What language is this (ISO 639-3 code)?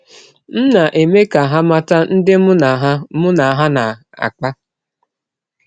ibo